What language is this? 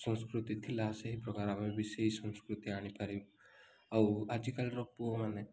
Odia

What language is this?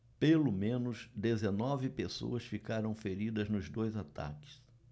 Portuguese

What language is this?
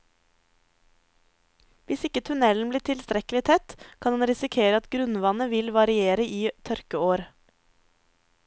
Norwegian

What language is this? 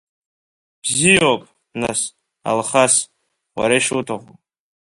Abkhazian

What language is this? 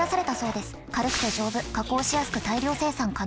Japanese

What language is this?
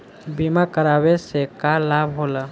Bhojpuri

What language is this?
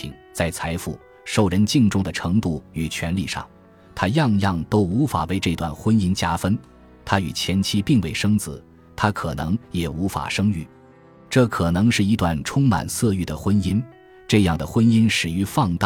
Chinese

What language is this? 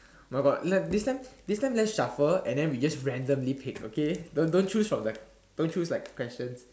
English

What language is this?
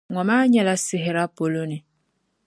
Dagbani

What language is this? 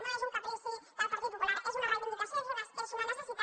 Catalan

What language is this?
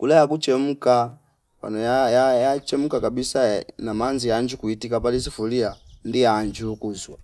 Fipa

